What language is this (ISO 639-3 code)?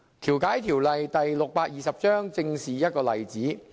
yue